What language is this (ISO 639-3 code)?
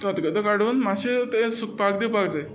kok